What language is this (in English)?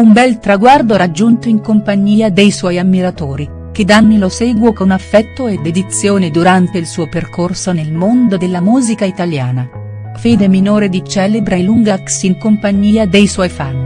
Italian